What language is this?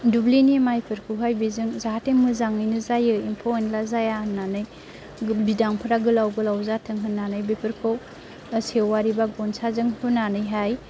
Bodo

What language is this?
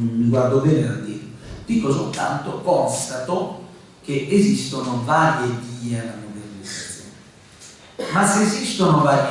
Italian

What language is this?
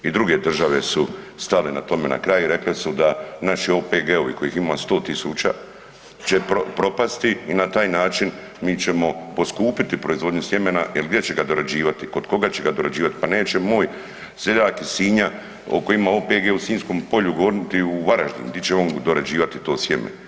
Croatian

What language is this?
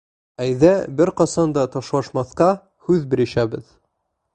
Bashkir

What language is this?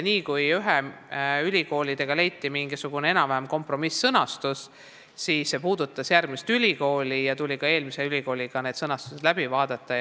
Estonian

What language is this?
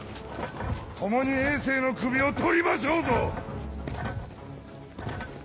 Japanese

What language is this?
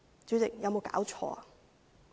Cantonese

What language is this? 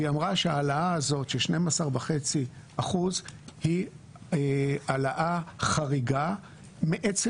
Hebrew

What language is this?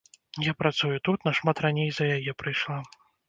Belarusian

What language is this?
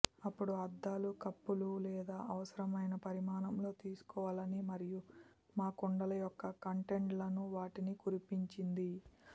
Telugu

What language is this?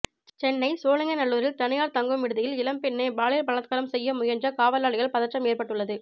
Tamil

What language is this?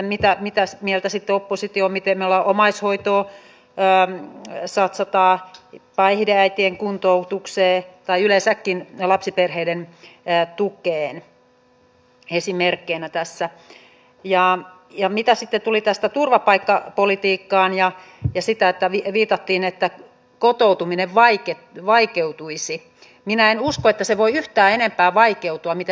Finnish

